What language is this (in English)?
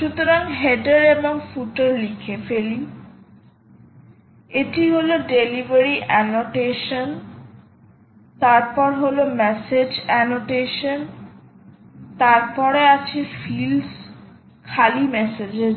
Bangla